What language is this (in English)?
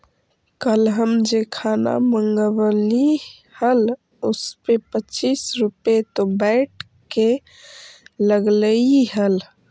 Magahi